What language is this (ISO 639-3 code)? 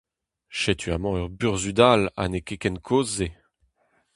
bre